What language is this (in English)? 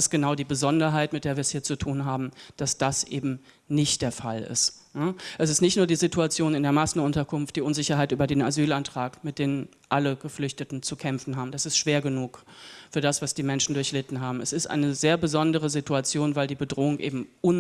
German